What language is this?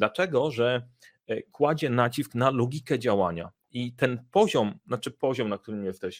Polish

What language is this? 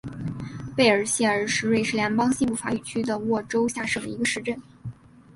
Chinese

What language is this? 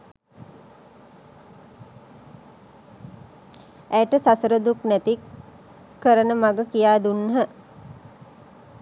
Sinhala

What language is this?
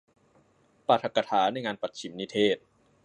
Thai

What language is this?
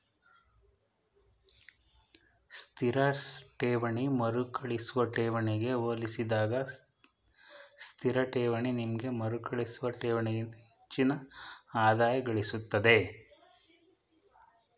Kannada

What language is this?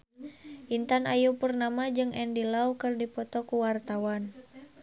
Sundanese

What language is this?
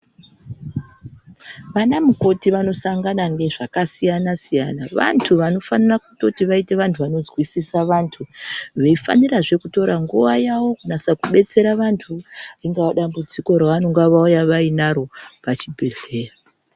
Ndau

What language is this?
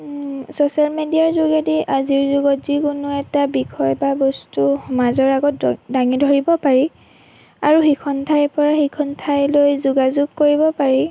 Assamese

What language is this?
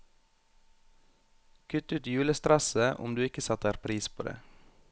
Norwegian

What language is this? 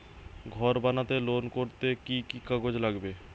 Bangla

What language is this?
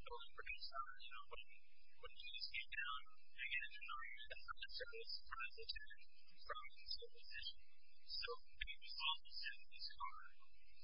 English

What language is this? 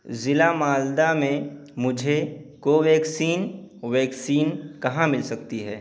Urdu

